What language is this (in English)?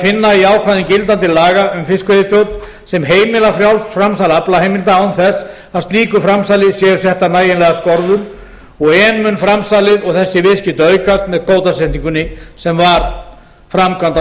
Icelandic